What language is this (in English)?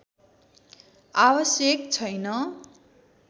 Nepali